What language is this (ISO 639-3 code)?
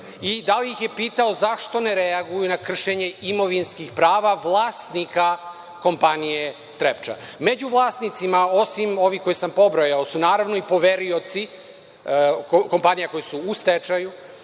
srp